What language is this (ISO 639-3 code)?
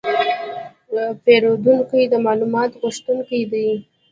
pus